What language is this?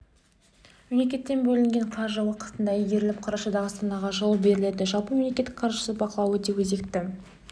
Kazakh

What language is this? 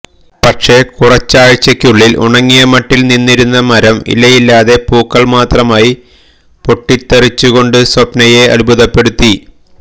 Malayalam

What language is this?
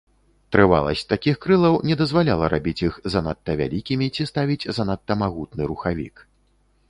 Belarusian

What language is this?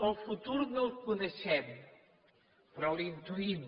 Catalan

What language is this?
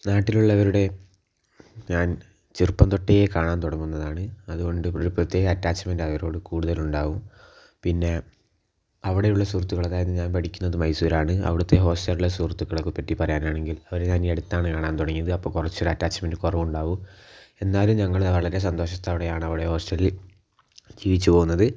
Malayalam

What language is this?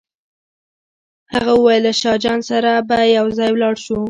Pashto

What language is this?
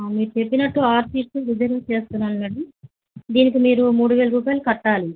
Telugu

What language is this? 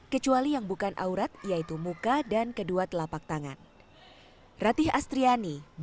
Indonesian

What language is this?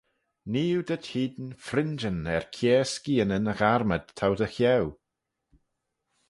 Manx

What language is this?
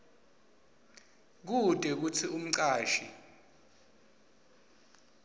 Swati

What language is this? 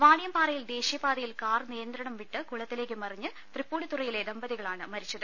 Malayalam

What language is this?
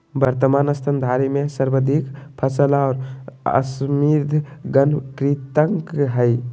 Magahi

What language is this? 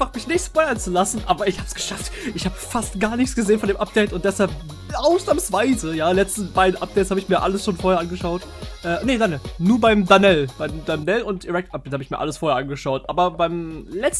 German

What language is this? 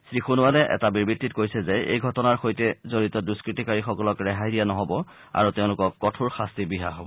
Assamese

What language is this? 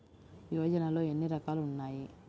Telugu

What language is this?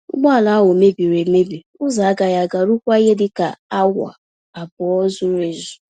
Igbo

